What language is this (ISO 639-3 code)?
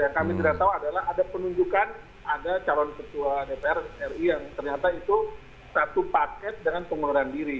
ind